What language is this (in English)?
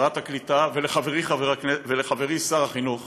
Hebrew